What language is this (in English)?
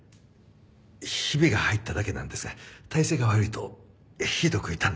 Japanese